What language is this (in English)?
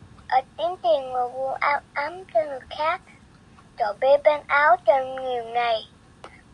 Vietnamese